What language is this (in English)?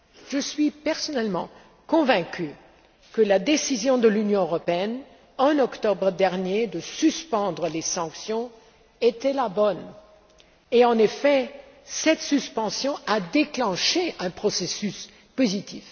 French